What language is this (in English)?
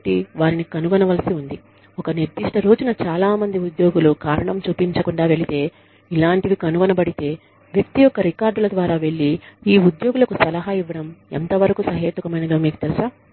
Telugu